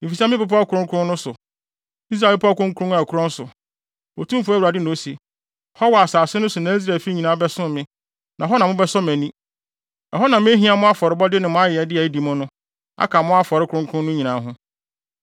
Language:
Akan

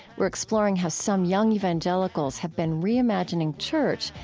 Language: English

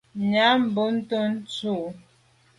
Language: Medumba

